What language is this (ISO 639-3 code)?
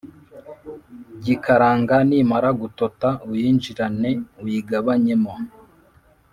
kin